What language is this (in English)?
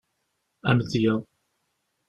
Kabyle